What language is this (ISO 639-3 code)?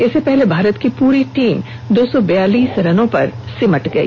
hin